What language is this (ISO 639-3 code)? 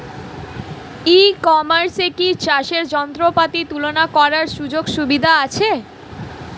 ben